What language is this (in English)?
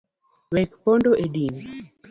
Luo (Kenya and Tanzania)